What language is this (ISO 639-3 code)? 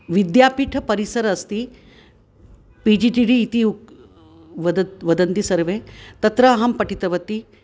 san